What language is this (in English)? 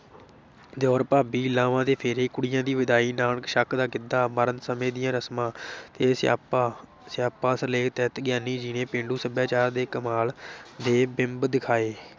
Punjabi